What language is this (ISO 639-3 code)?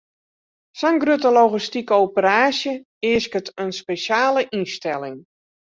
fry